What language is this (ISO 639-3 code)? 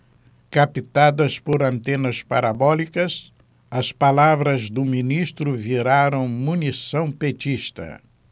por